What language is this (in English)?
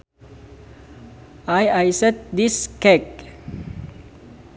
Sundanese